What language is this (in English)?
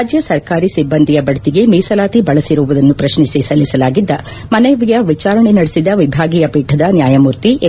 Kannada